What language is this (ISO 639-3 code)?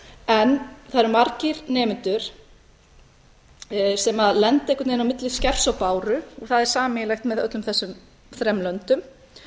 isl